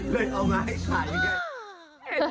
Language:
Thai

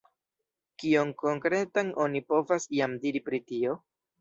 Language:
Esperanto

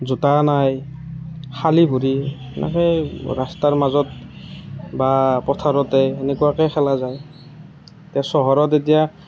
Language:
Assamese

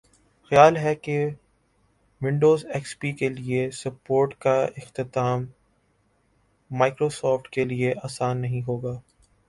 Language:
Urdu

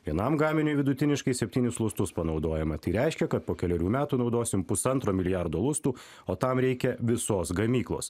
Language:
Lithuanian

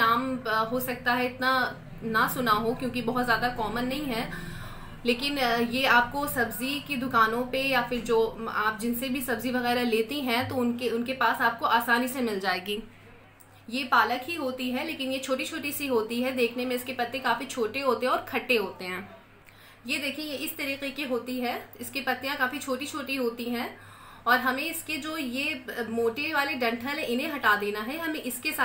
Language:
Hindi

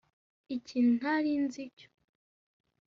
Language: Kinyarwanda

